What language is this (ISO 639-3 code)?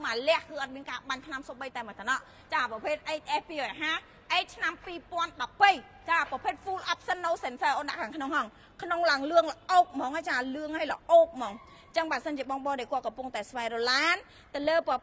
tha